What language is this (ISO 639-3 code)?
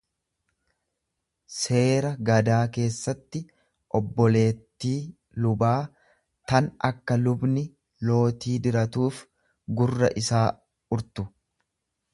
orm